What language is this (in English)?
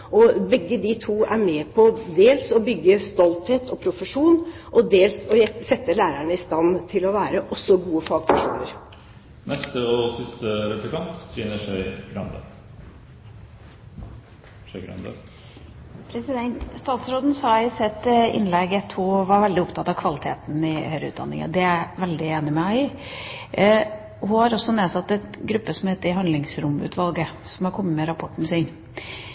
Norwegian Bokmål